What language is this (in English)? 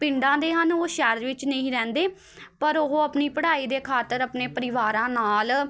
Punjabi